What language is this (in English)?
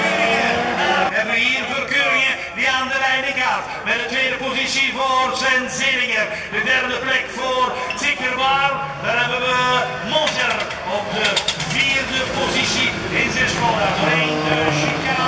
Dutch